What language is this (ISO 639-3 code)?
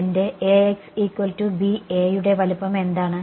mal